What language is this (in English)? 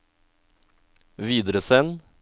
Norwegian